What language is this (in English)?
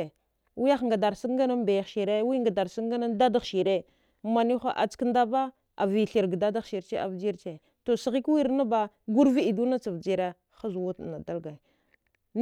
Dghwede